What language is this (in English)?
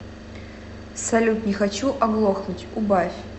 Russian